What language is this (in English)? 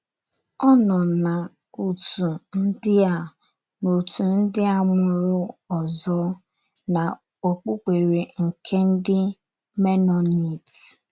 Igbo